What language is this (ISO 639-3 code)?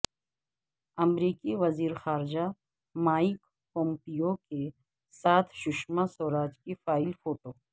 urd